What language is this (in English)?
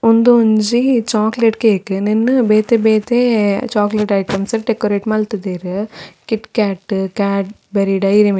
Tulu